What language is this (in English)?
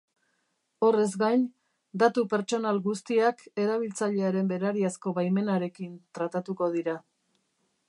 Basque